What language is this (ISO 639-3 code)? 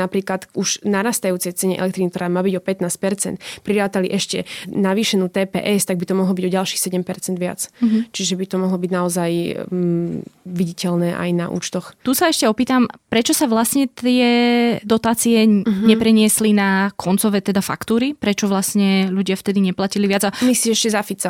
slk